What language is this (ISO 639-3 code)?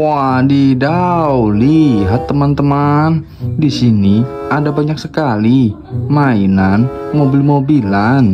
ind